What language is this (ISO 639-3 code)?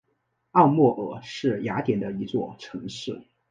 zho